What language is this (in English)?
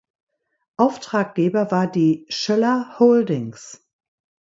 German